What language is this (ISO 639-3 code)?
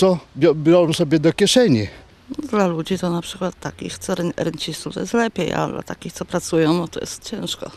pol